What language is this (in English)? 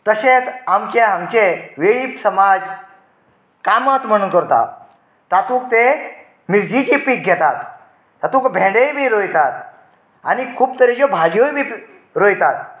Konkani